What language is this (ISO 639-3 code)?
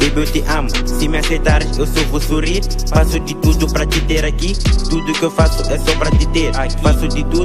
ron